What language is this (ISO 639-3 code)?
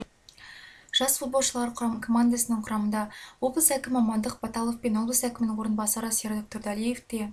kaz